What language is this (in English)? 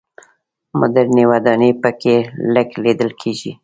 Pashto